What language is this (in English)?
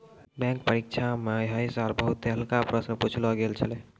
Maithili